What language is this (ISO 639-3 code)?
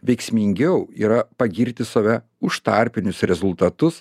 lit